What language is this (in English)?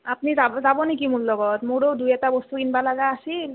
Assamese